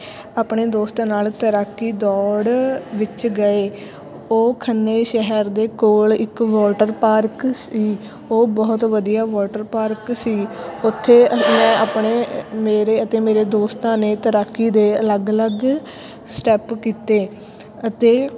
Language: Punjabi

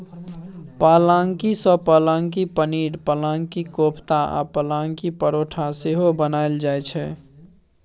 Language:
Maithili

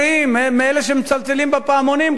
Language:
Hebrew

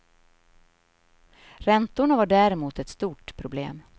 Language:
Swedish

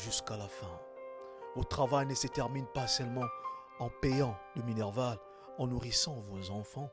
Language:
French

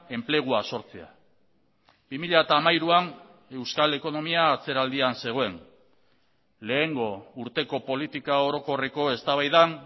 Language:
Basque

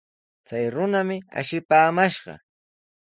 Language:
Sihuas Ancash Quechua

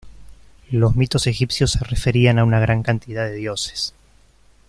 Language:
Spanish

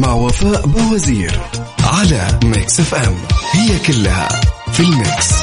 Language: Arabic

